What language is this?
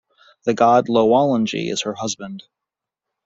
English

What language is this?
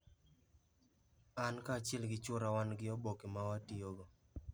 Luo (Kenya and Tanzania)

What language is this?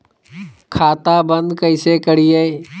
Magahi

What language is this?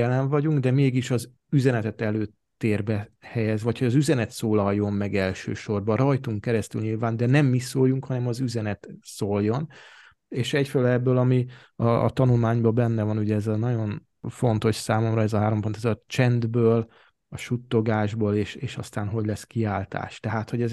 Hungarian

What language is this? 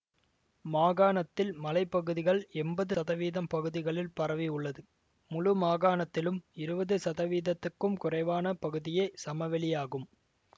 Tamil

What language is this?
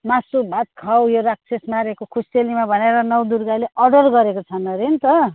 Nepali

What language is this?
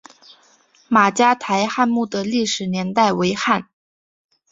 Chinese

